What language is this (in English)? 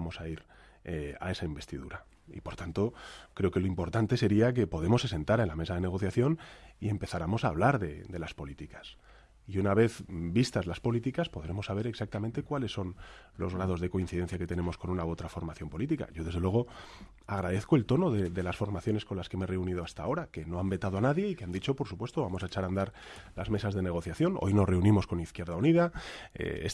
Spanish